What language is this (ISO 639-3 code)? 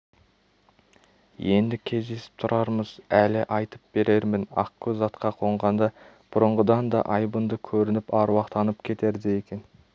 kaz